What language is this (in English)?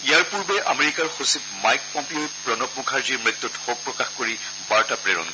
Assamese